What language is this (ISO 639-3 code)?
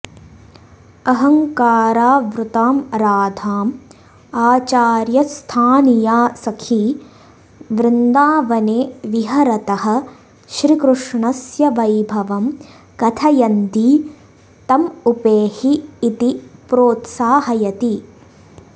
san